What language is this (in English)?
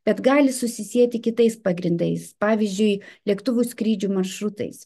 Lithuanian